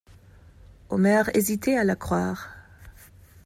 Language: French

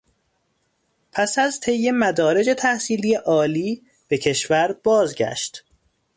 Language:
Persian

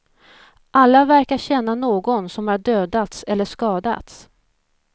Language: Swedish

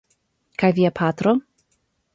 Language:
Esperanto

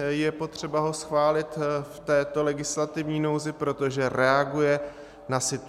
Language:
Czech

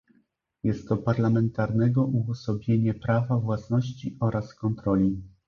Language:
Polish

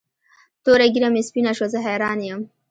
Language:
Pashto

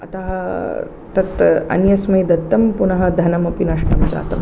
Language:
Sanskrit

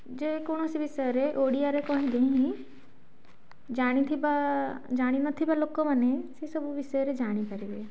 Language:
Odia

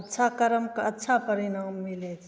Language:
Maithili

